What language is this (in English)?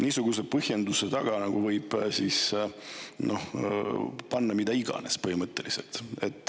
Estonian